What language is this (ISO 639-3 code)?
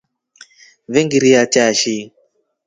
rof